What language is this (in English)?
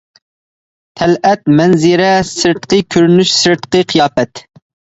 Uyghur